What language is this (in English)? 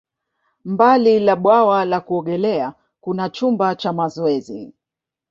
Swahili